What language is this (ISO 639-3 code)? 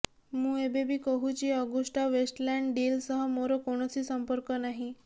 ori